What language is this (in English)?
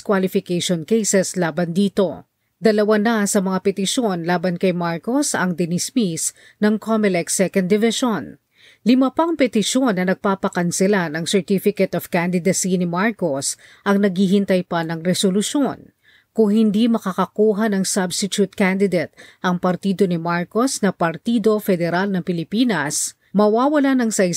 Filipino